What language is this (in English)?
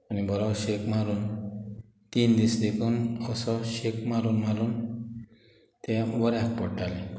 Konkani